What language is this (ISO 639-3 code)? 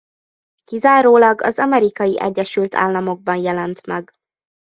hun